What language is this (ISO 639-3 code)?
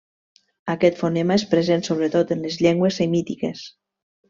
cat